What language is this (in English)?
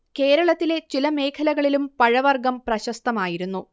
Malayalam